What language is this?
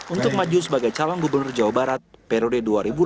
Indonesian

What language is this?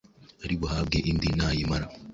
Kinyarwanda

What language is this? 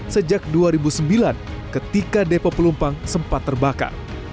Indonesian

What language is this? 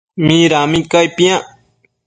Matsés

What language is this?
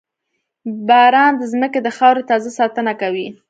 Pashto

